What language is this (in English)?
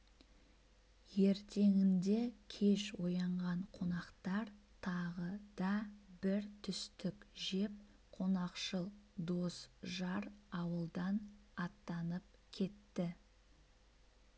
Kazakh